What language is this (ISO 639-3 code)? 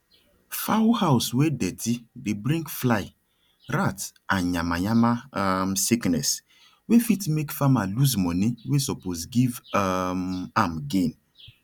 pcm